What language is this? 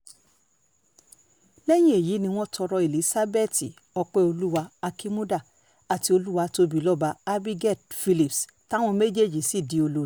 Yoruba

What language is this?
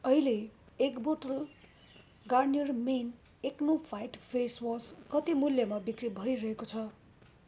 Nepali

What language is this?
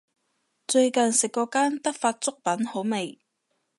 Cantonese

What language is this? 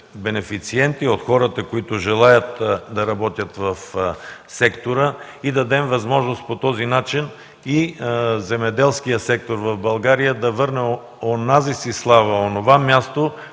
Bulgarian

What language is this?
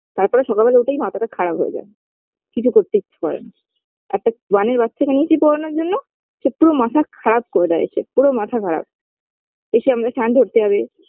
Bangla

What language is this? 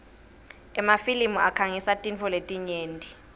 Swati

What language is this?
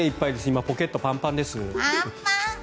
Japanese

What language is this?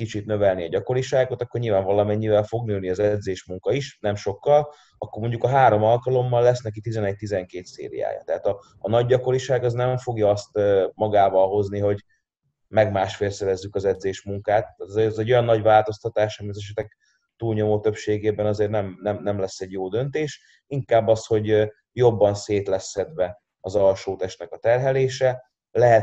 Hungarian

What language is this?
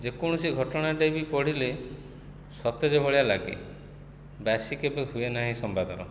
Odia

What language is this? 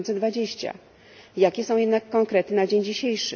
Polish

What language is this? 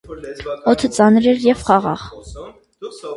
Armenian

